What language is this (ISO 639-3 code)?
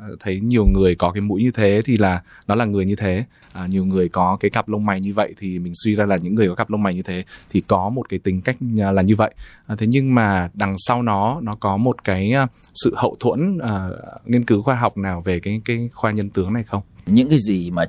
vie